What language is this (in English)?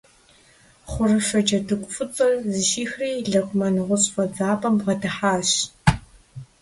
Kabardian